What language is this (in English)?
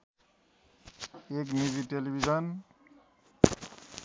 Nepali